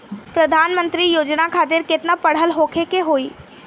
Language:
Bhojpuri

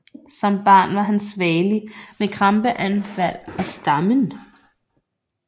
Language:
Danish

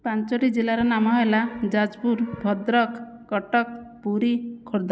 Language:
Odia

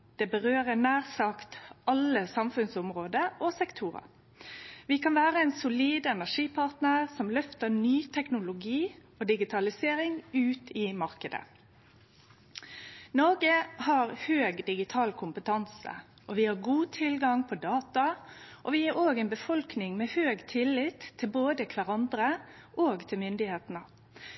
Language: Norwegian Nynorsk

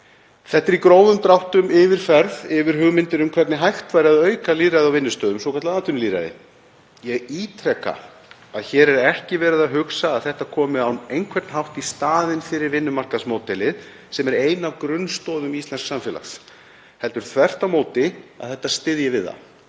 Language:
Icelandic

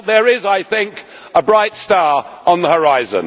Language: English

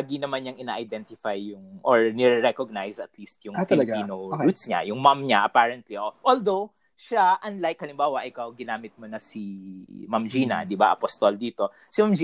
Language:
Filipino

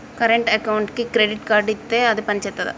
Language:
Telugu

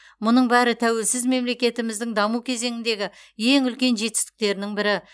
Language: Kazakh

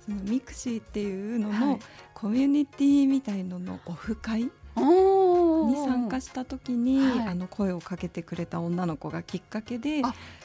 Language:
Japanese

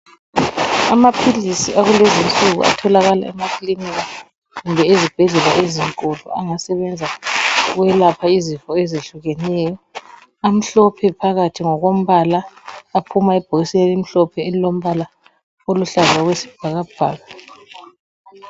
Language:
North Ndebele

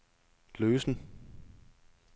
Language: Danish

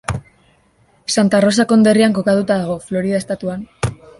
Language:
Basque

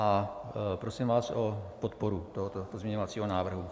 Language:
Czech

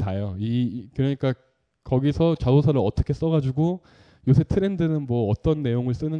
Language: Korean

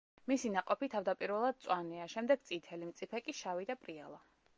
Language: Georgian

